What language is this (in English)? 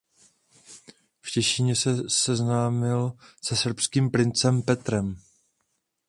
Czech